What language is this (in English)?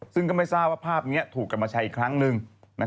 Thai